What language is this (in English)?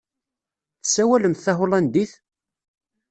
Kabyle